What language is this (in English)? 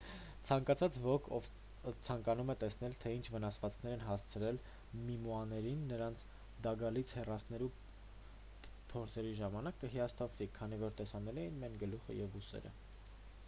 Armenian